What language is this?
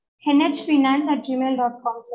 Tamil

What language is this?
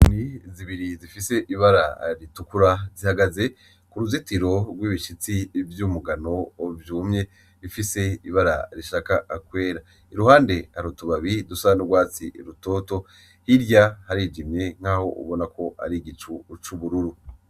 Rundi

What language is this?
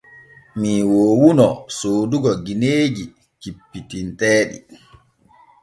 Borgu Fulfulde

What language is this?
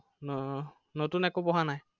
Assamese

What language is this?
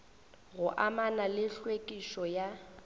Northern Sotho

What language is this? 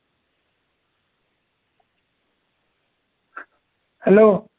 Marathi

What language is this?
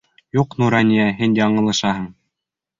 Bashkir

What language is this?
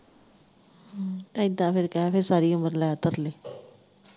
Punjabi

